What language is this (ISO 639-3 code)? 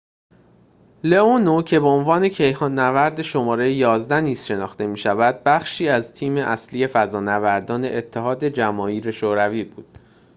fas